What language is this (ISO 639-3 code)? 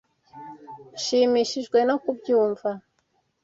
kin